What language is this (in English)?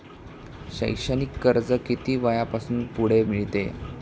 Marathi